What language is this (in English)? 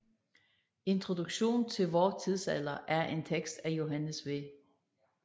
Danish